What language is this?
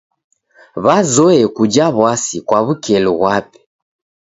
Taita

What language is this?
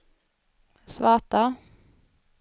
Swedish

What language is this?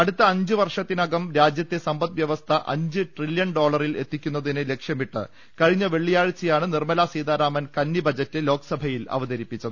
Malayalam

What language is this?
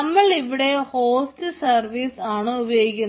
Malayalam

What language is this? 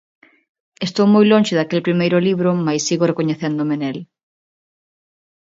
Galician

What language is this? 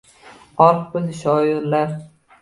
Uzbek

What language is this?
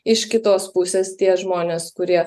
Lithuanian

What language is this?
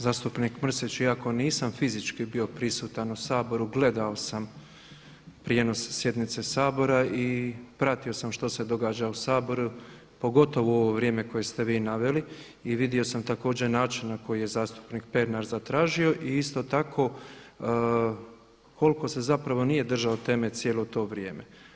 Croatian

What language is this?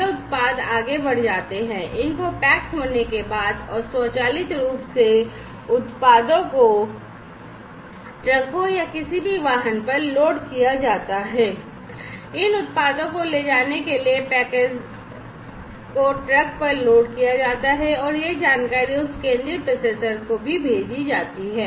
Hindi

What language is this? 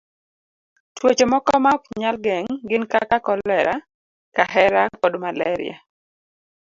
Luo (Kenya and Tanzania)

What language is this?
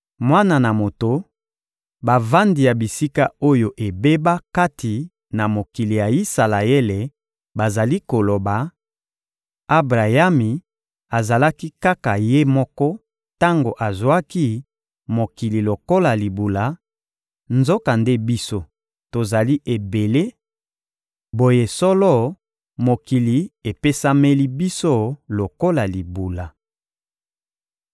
Lingala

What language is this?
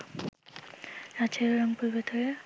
Bangla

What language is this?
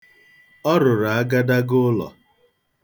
Igbo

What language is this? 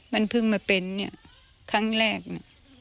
Thai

